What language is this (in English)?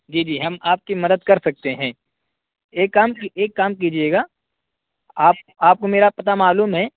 Urdu